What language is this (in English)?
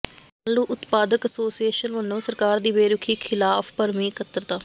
Punjabi